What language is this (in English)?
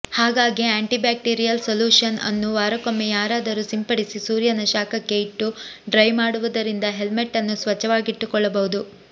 Kannada